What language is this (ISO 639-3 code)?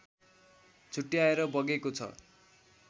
nep